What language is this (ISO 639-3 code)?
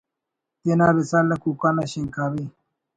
brh